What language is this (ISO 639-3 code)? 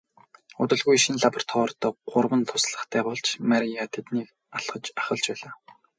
mon